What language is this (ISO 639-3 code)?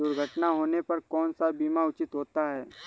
hin